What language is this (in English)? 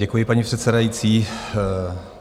Czech